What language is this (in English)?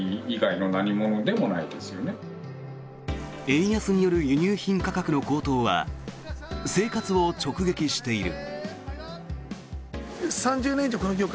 Japanese